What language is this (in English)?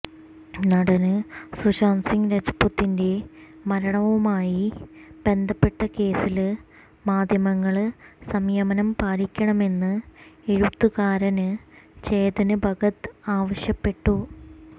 Malayalam